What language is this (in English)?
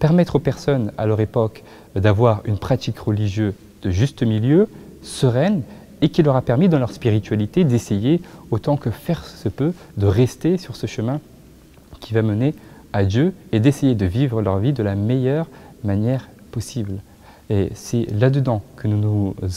French